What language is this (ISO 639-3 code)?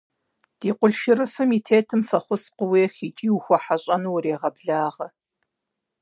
kbd